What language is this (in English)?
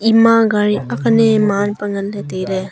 Wancho Naga